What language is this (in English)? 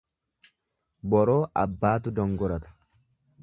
Oromo